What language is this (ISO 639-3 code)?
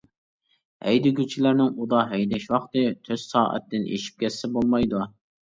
uig